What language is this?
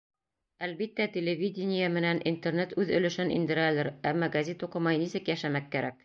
Bashkir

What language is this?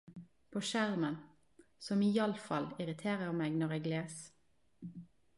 Norwegian Nynorsk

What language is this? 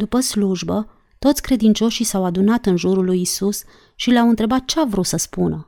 Romanian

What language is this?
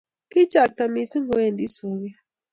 Kalenjin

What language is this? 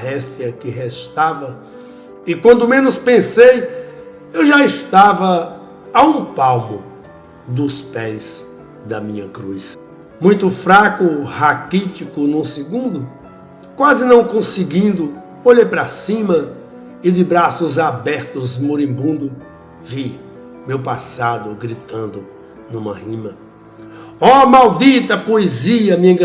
Portuguese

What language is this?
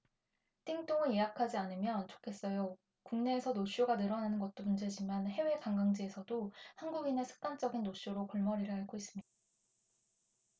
Korean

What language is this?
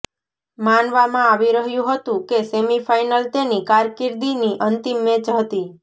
Gujarati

